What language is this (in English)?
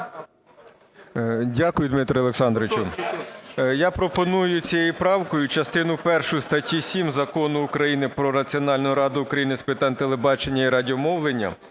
Ukrainian